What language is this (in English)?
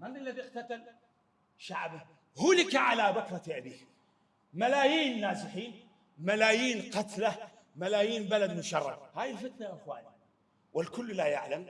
Arabic